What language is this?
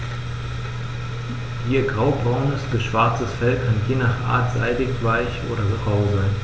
German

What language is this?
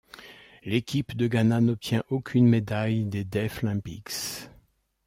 French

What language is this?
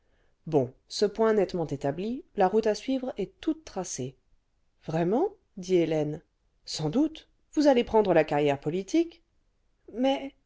French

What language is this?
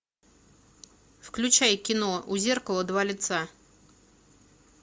Russian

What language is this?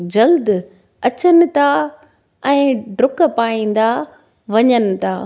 Sindhi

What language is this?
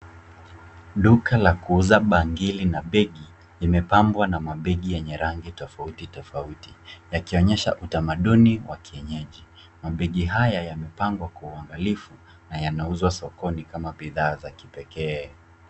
Swahili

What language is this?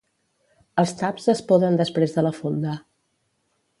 Catalan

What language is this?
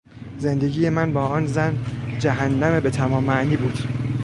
Persian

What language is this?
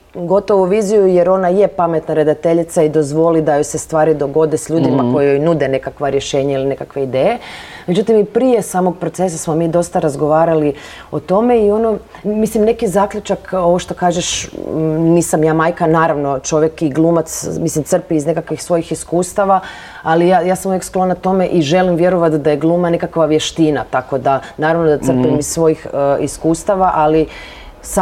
Croatian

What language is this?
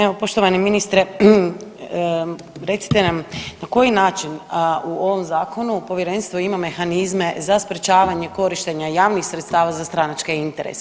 Croatian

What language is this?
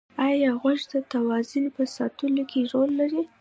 Pashto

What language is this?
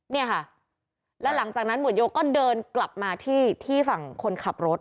Thai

